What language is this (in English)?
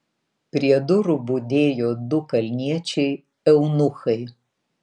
Lithuanian